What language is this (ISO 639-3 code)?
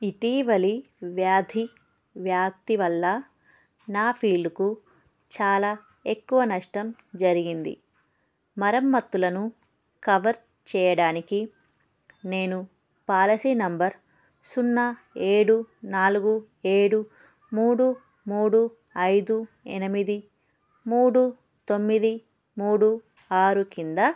tel